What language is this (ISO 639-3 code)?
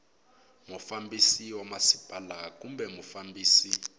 tso